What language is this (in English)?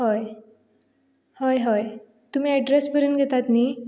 Konkani